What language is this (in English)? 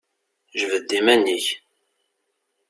Kabyle